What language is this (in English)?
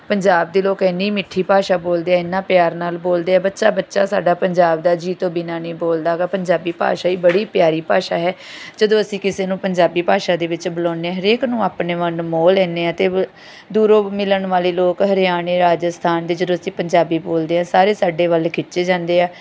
Punjabi